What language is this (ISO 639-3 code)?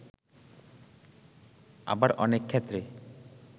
ben